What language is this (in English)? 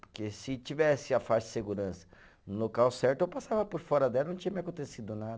Portuguese